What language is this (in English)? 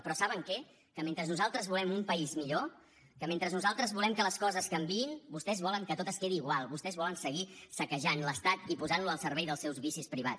Catalan